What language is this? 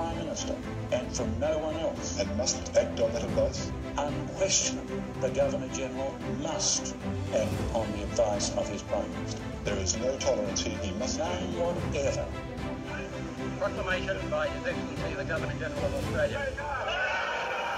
Korean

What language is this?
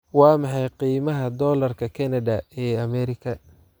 Somali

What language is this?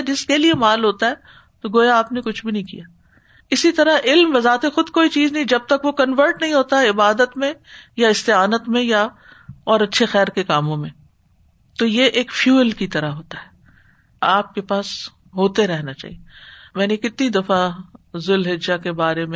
Urdu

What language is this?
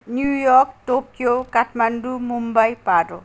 Nepali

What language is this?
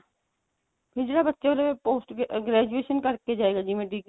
Punjabi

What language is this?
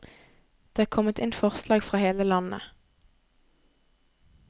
Norwegian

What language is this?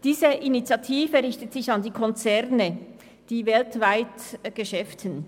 Swiss German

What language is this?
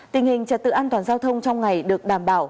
Vietnamese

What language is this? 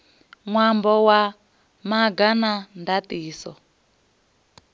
Venda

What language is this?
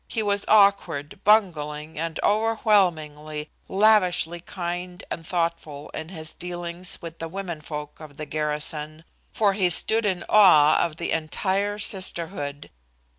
English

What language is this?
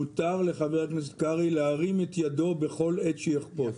Hebrew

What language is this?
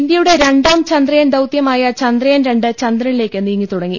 Malayalam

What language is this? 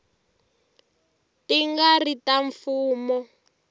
Tsonga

